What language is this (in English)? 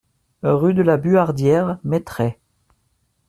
French